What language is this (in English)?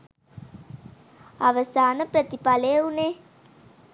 Sinhala